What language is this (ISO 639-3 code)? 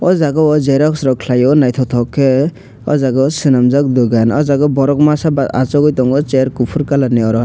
trp